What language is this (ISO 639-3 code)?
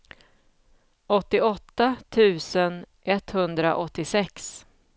swe